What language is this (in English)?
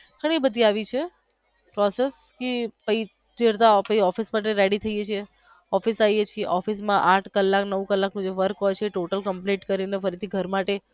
Gujarati